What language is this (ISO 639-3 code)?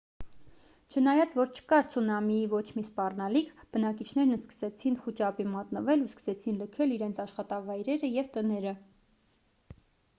hye